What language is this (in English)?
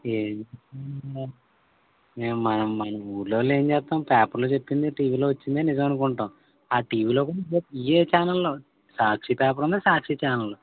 Telugu